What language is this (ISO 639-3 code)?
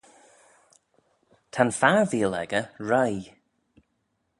glv